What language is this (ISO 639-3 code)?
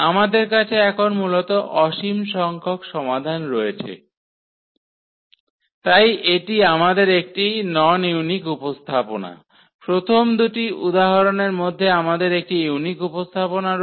ben